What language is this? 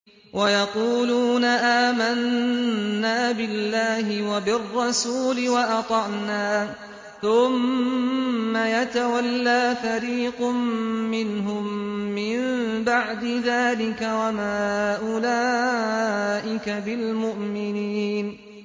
Arabic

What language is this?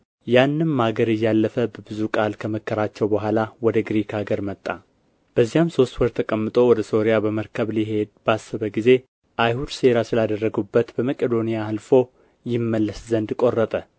Amharic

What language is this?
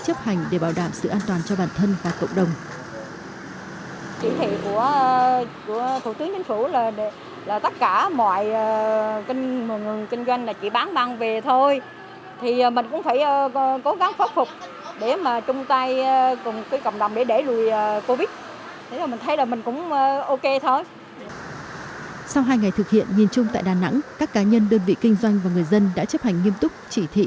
Vietnamese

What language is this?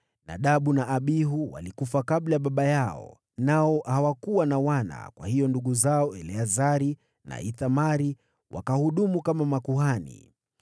Swahili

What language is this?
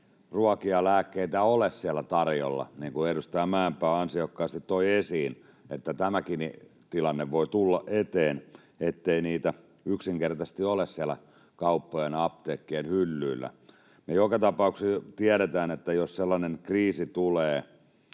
Finnish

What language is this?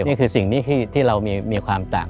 Thai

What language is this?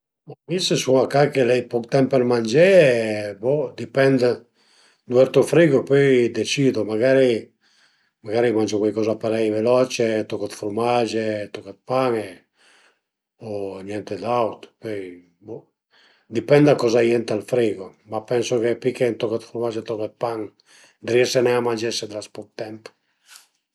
Piedmontese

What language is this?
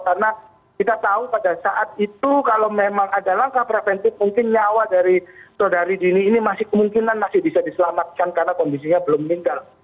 Indonesian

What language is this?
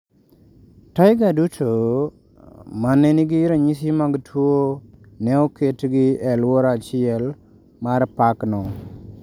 Luo (Kenya and Tanzania)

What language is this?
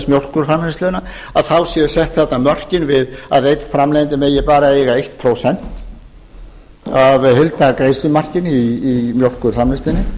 Icelandic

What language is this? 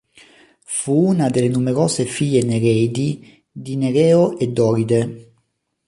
Italian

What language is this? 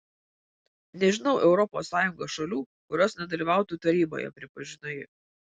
Lithuanian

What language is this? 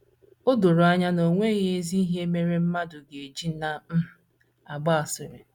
Igbo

